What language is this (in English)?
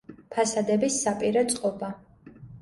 Georgian